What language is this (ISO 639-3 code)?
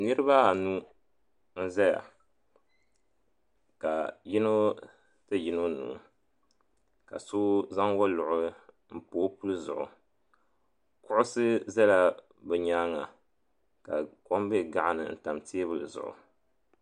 dag